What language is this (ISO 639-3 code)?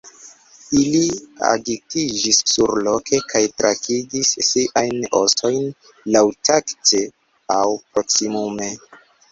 epo